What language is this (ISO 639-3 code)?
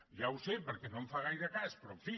cat